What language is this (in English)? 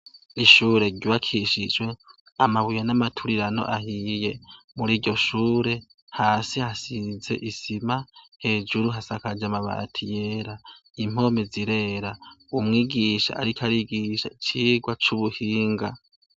Rundi